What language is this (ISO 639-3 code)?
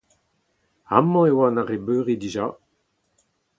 bre